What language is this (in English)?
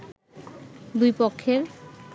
Bangla